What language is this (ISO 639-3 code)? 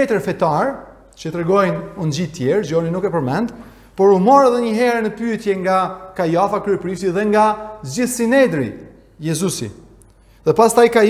ron